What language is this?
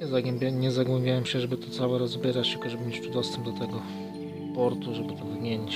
Polish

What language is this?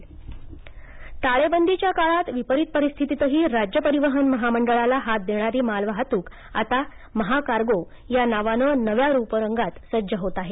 Marathi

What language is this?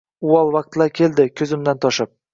Uzbek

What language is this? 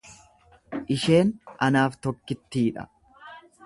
Oromo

